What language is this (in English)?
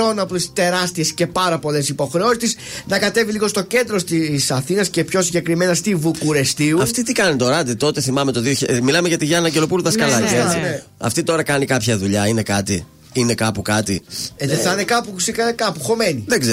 Greek